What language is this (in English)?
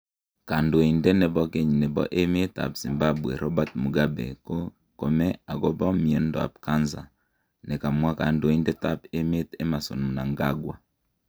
Kalenjin